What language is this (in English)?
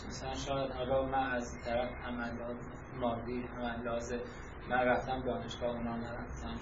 Persian